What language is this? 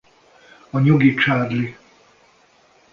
Hungarian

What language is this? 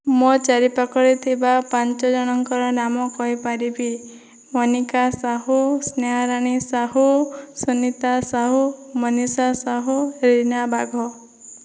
Odia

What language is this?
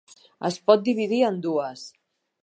Catalan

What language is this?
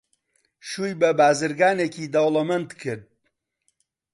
Central Kurdish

